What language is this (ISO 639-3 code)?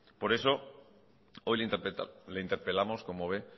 spa